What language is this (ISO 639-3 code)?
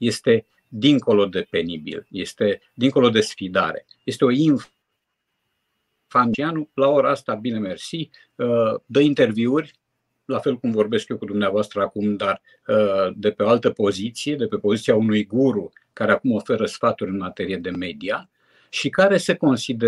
ron